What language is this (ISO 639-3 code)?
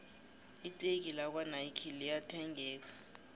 nbl